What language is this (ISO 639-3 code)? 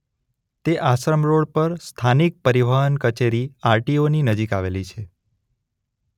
guj